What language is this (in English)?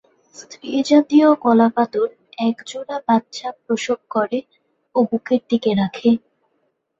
Bangla